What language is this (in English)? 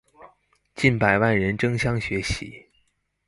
Chinese